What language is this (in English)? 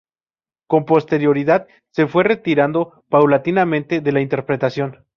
Spanish